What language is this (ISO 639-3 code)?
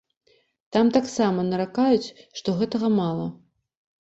bel